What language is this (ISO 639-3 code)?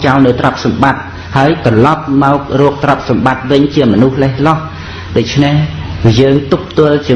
khm